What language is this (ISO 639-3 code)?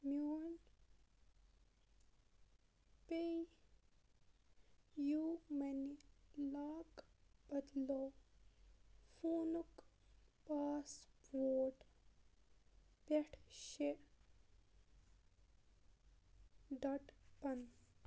kas